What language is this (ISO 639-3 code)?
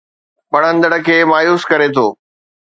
snd